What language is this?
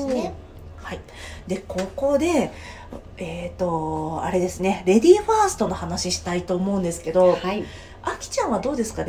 Japanese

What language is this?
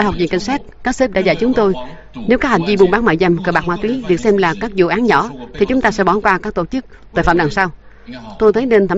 Vietnamese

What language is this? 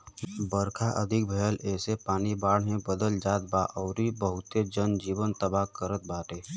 Bhojpuri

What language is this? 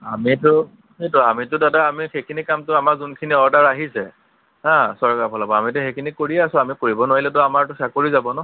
Assamese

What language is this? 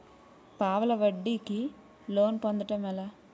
Telugu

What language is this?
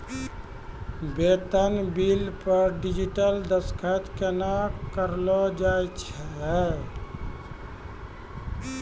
Maithili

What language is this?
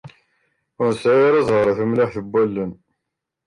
Kabyle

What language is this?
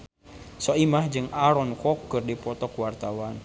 Sundanese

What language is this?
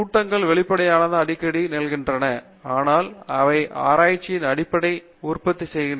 Tamil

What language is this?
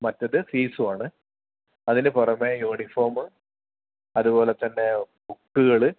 Malayalam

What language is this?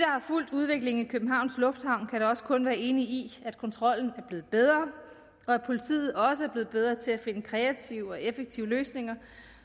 Danish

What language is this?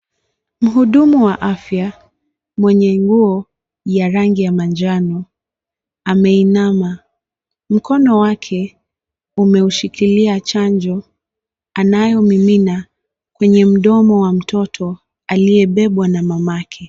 Swahili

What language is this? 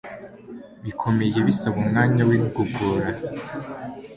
Kinyarwanda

